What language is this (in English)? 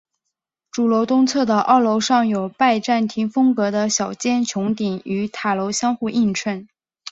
Chinese